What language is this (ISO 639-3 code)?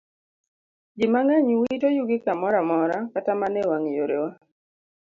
luo